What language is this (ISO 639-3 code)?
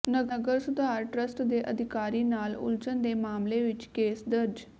pan